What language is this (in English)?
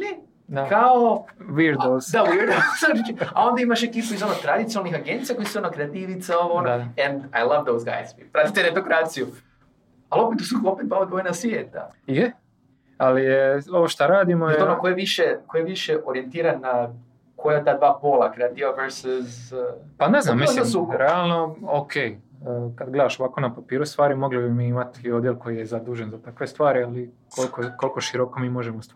Croatian